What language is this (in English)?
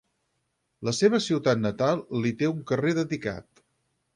Catalan